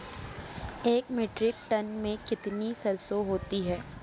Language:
Hindi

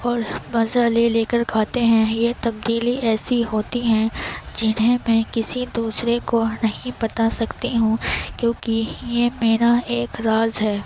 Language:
Urdu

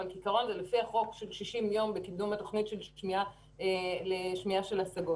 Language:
Hebrew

